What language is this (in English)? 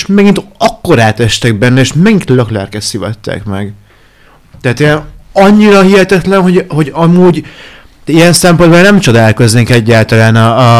Hungarian